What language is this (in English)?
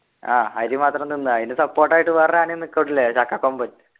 Malayalam